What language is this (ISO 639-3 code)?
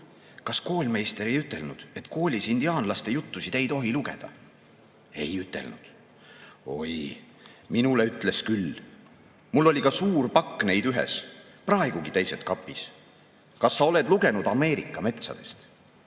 est